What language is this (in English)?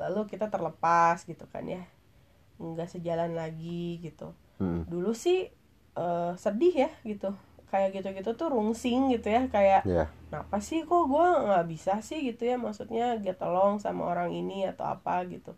Indonesian